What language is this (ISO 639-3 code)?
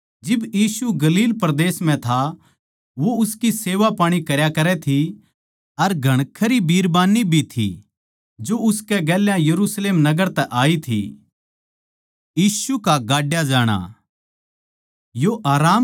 bgc